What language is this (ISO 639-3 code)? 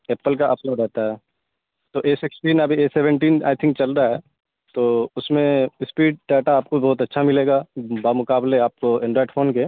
urd